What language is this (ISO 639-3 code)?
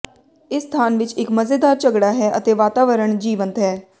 pan